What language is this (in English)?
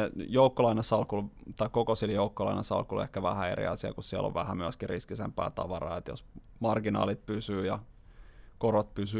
Finnish